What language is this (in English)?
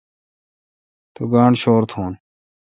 Kalkoti